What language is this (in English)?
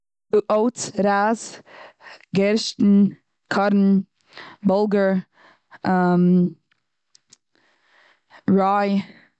Yiddish